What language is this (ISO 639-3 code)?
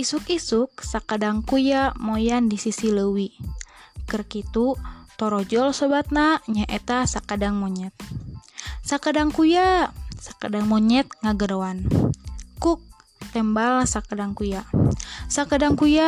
ind